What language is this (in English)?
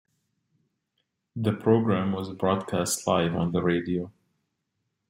English